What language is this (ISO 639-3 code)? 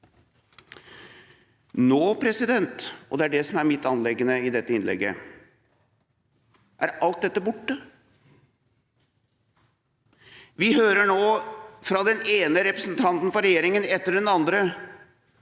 nor